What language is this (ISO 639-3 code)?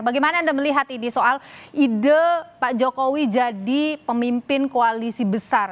ind